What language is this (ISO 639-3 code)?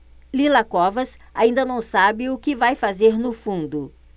por